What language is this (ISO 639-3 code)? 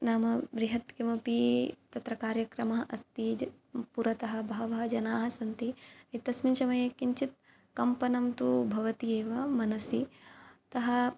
san